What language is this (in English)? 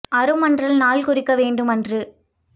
Tamil